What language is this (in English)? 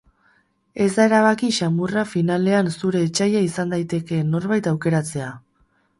Basque